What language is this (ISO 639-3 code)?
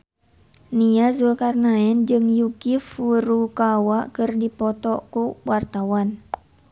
sun